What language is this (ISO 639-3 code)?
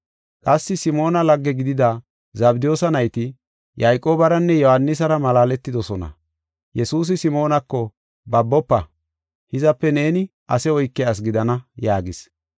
gof